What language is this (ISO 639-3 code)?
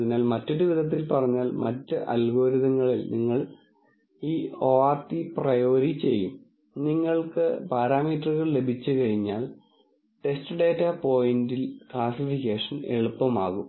mal